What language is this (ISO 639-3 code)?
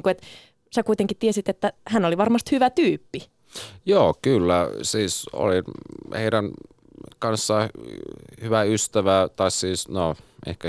fin